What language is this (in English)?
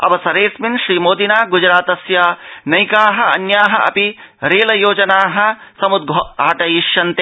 Sanskrit